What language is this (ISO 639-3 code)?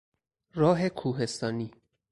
fas